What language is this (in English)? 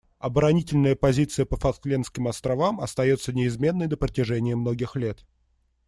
Russian